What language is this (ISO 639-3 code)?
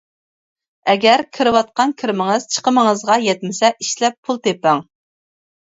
uig